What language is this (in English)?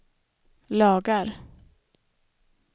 Swedish